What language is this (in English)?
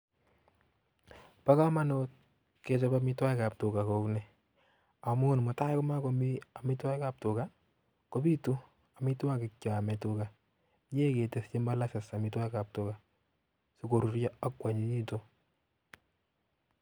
Kalenjin